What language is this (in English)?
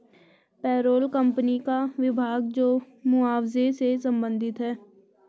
Hindi